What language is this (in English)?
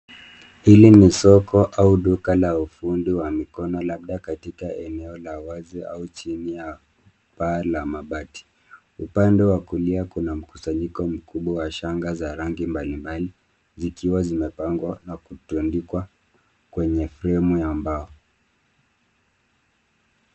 Swahili